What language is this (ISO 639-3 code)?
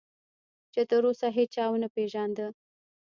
pus